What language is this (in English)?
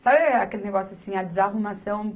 Portuguese